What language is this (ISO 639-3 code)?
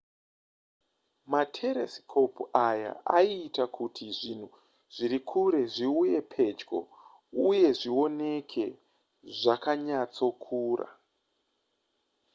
sna